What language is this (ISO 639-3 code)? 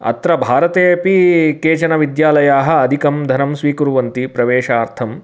san